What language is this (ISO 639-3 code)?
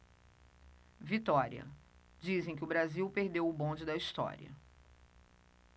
por